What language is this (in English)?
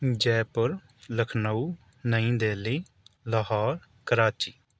Urdu